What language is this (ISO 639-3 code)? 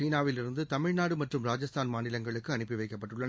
tam